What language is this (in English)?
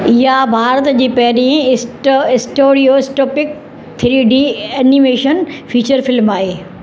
Sindhi